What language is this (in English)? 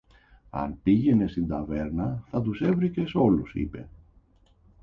Greek